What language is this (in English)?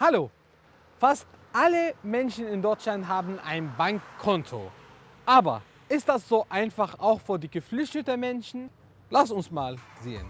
German